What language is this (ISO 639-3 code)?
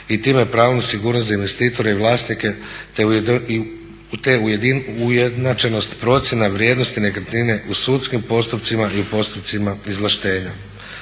hrv